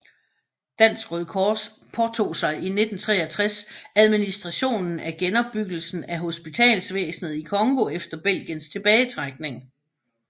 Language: Danish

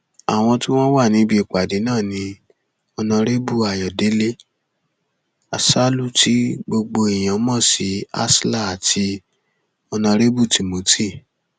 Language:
Yoruba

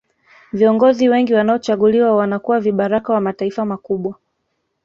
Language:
Swahili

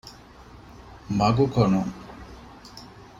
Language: Divehi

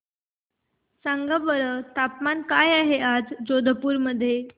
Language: Marathi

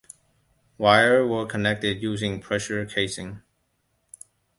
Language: English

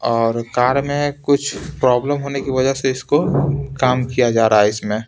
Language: Hindi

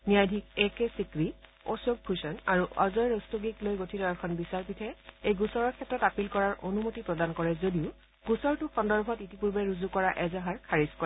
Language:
Assamese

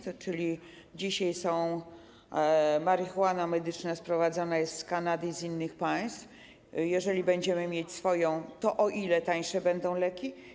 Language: Polish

